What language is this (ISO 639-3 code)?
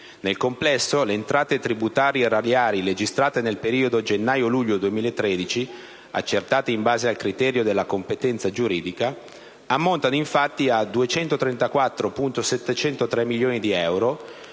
ita